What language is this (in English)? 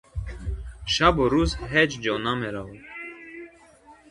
Tajik